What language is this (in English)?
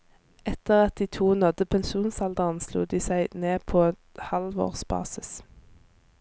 Norwegian